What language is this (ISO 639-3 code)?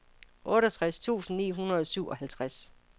dan